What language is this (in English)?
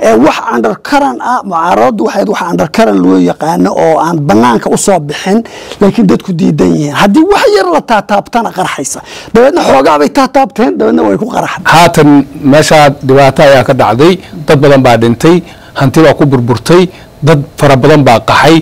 Arabic